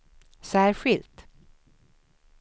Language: Swedish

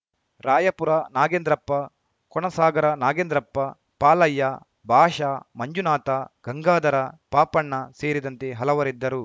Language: Kannada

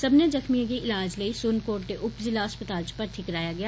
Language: Dogri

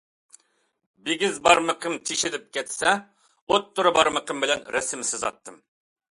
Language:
Uyghur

